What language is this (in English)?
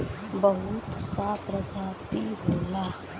Bhojpuri